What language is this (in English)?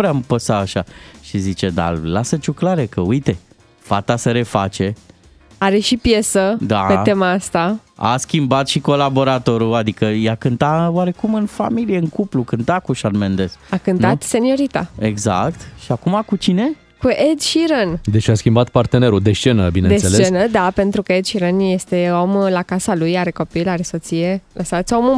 Romanian